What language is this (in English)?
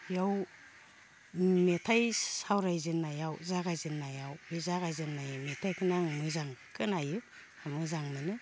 Bodo